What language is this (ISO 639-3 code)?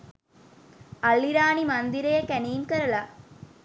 sin